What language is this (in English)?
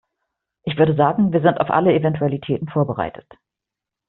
German